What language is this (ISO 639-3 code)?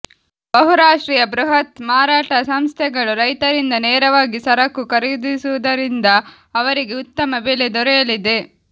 kan